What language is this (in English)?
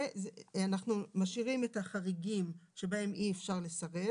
Hebrew